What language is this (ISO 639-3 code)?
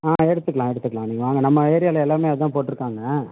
tam